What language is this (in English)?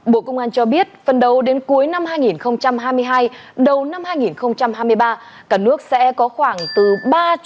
Vietnamese